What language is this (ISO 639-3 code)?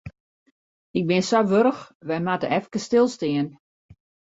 fry